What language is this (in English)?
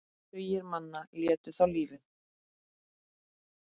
Icelandic